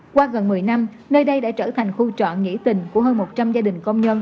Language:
Vietnamese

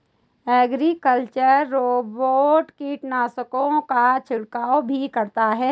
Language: Hindi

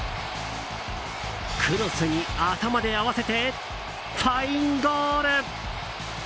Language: Japanese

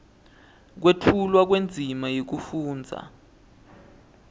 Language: Swati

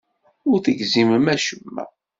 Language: Kabyle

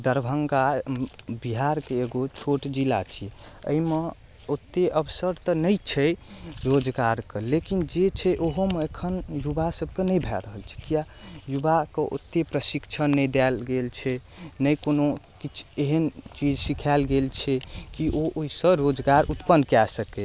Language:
Maithili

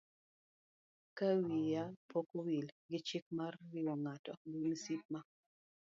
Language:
Luo (Kenya and Tanzania)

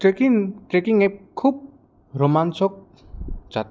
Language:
Assamese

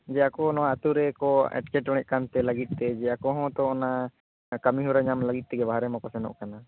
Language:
Santali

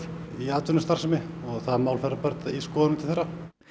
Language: Icelandic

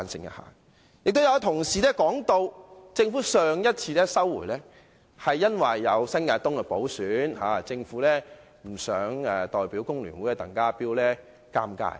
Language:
Cantonese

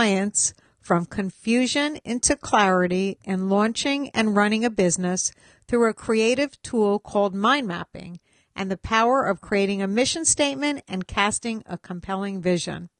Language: English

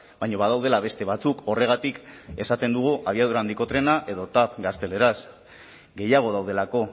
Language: Basque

